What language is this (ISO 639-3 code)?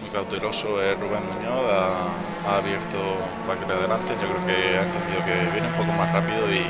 spa